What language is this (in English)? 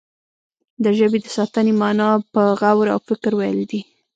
Pashto